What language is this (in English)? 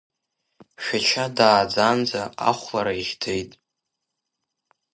Abkhazian